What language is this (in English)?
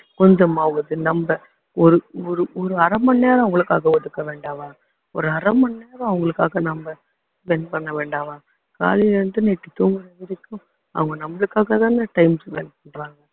Tamil